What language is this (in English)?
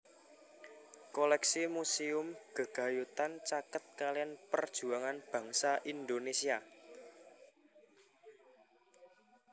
Javanese